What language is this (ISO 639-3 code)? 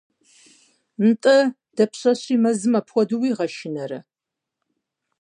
kbd